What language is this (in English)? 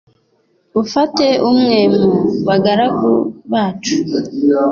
Kinyarwanda